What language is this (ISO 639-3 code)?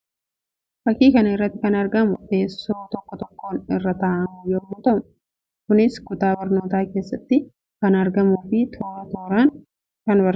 orm